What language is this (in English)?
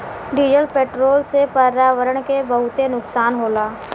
Bhojpuri